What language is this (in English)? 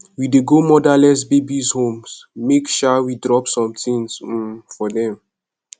Nigerian Pidgin